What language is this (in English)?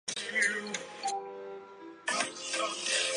Chinese